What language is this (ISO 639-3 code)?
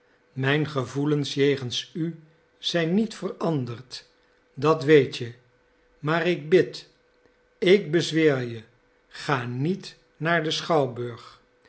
nld